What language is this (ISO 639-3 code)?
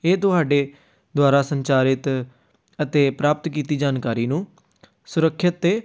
pan